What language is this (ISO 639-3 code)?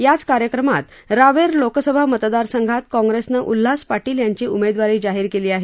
mar